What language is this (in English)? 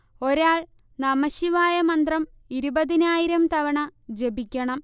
Malayalam